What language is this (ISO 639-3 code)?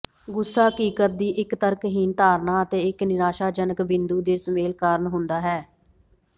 pan